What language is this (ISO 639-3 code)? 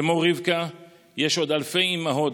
heb